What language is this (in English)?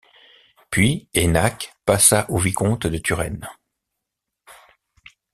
French